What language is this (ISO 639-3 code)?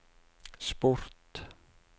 nor